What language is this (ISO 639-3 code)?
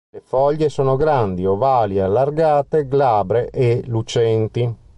ita